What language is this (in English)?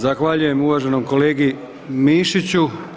Croatian